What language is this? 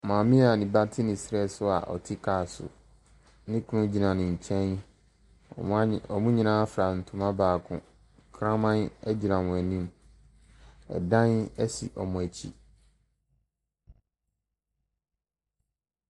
Akan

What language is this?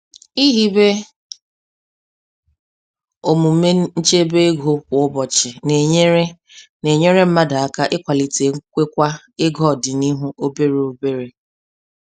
Igbo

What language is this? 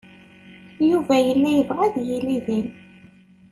Kabyle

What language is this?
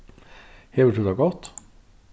Faroese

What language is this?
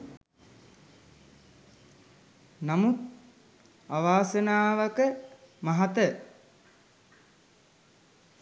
Sinhala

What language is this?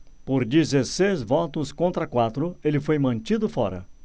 Portuguese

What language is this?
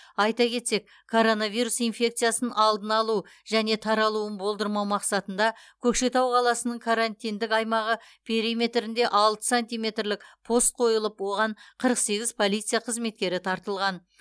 Kazakh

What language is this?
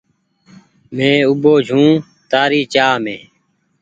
Goaria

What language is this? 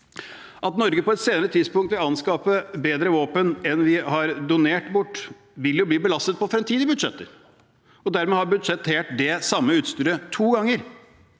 Norwegian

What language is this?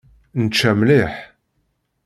Kabyle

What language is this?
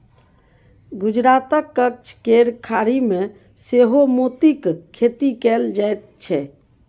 Maithili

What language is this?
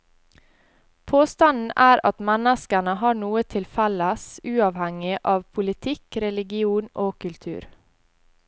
Norwegian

